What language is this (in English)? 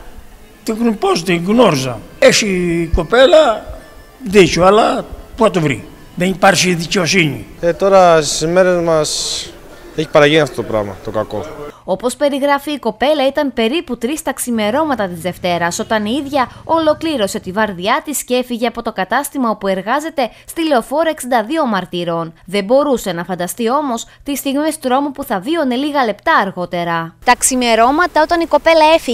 Greek